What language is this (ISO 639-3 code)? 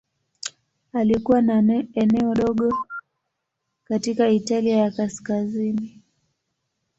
swa